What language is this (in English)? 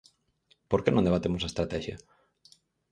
Galician